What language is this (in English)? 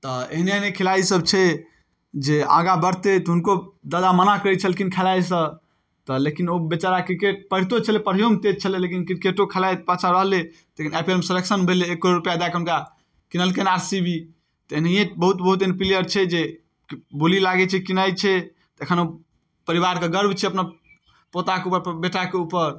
Maithili